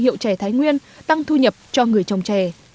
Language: Vietnamese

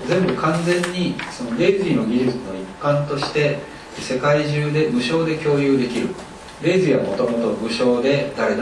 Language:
Japanese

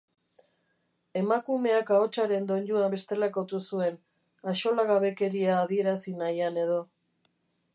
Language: Basque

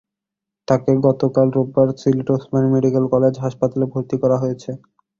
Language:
Bangla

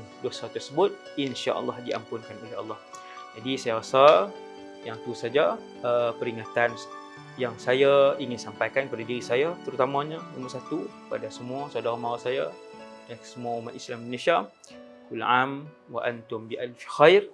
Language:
Malay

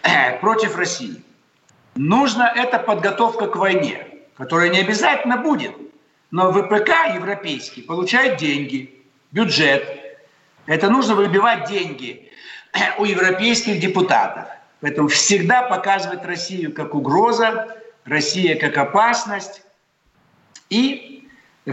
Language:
Russian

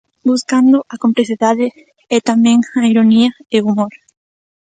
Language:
Galician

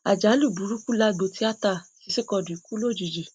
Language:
Yoruba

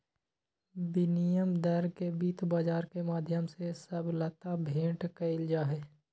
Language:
Magahi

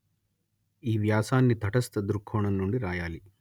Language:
Telugu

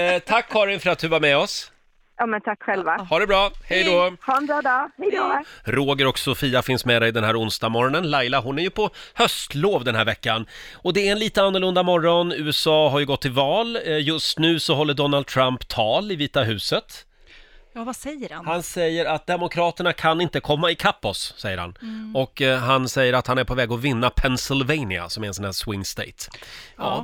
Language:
Swedish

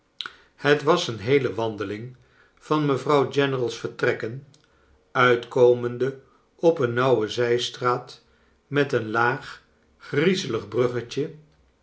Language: Dutch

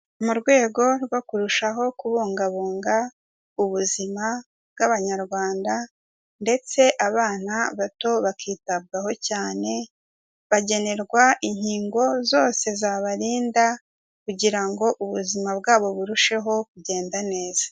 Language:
Kinyarwanda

